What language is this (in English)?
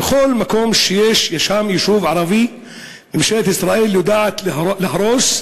Hebrew